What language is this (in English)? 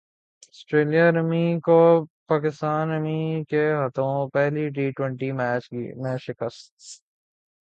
Urdu